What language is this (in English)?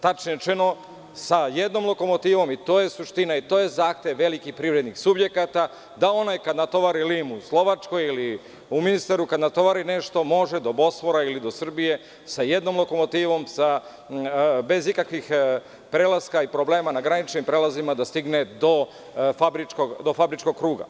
Serbian